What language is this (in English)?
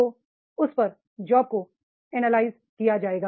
Hindi